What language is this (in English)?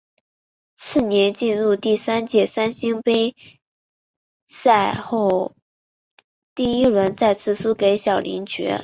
Chinese